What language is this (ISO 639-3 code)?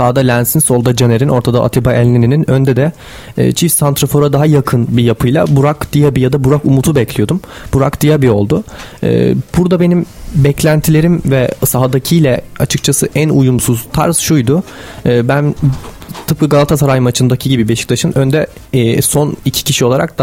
tur